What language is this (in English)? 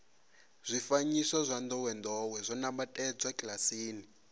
Venda